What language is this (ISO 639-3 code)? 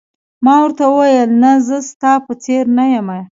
pus